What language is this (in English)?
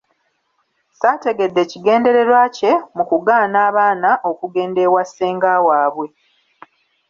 Ganda